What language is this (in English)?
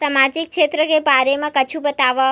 Chhattisgarhi